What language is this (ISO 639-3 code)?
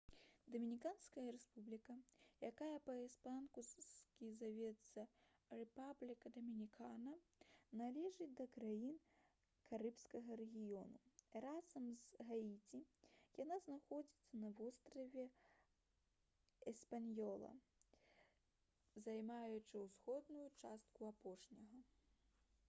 bel